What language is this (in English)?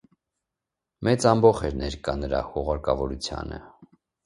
Armenian